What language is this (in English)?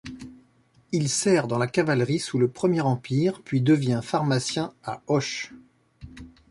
French